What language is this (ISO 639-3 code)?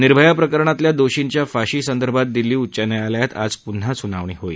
mar